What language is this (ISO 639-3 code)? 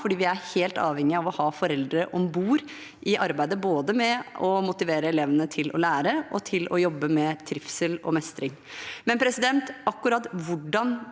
nor